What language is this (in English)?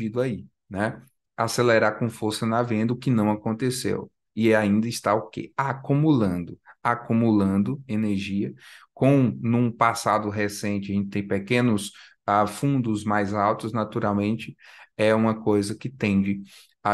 Portuguese